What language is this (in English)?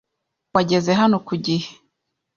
Kinyarwanda